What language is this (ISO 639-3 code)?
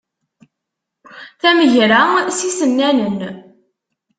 kab